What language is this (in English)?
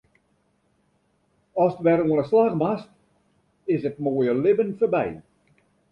Western Frisian